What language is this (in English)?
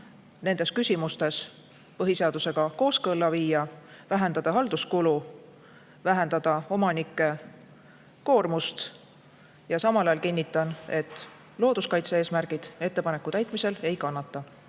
Estonian